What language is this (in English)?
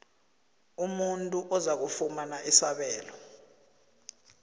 South Ndebele